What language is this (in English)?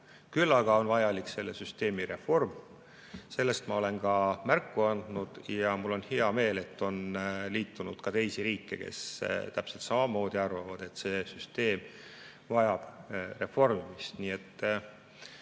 Estonian